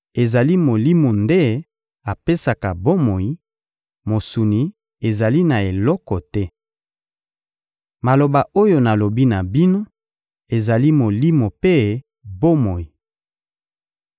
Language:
Lingala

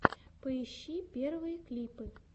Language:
Russian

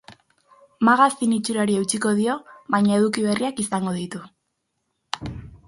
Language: Basque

